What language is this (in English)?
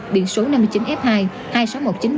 Vietnamese